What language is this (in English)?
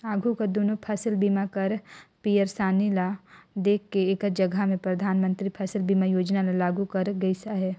Chhattisgarhi